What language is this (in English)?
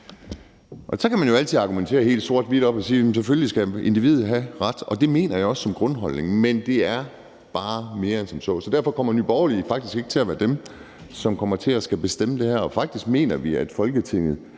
Danish